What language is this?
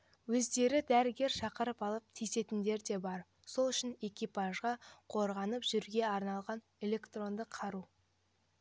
Kazakh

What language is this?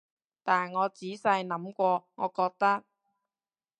Cantonese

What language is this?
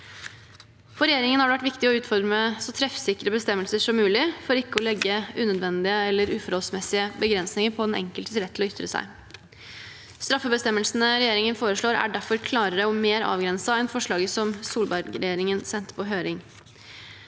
Norwegian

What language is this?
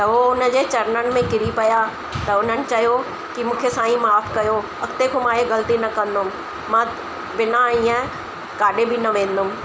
Sindhi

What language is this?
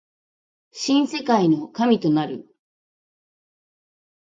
Japanese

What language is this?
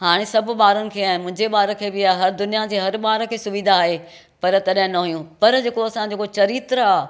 Sindhi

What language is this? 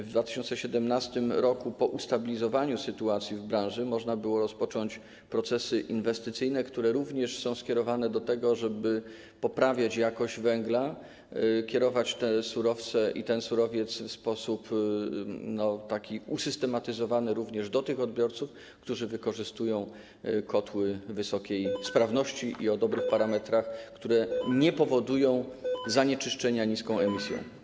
Polish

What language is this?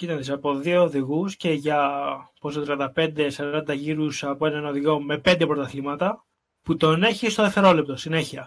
Greek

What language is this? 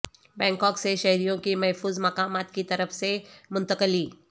Urdu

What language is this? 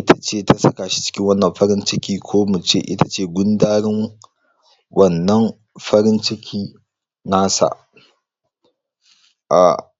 Hausa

